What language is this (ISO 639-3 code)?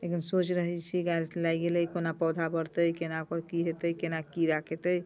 mai